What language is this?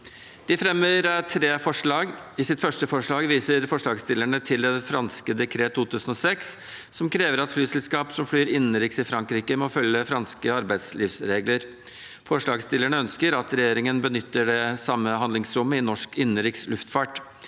Norwegian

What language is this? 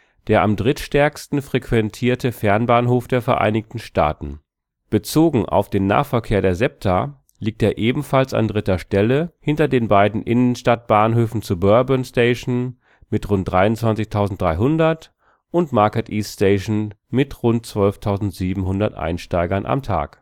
German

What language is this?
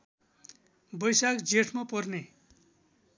Nepali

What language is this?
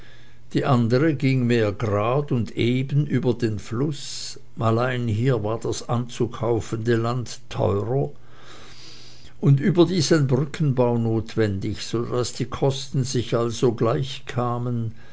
German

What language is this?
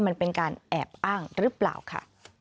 Thai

